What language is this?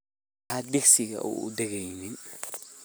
Somali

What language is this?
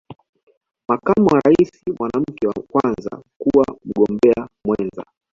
Swahili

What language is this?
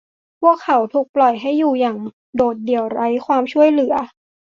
Thai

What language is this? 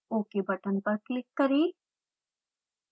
Hindi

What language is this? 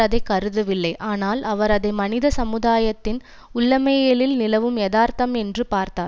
Tamil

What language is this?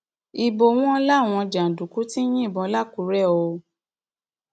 Yoruba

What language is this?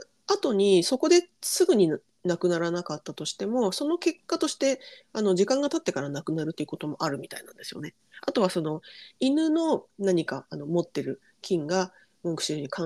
Japanese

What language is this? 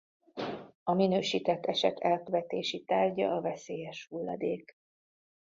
Hungarian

